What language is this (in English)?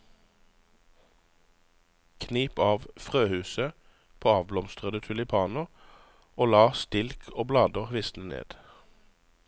Norwegian